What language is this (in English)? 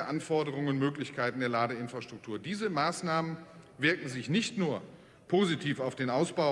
German